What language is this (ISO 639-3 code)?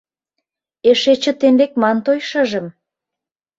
chm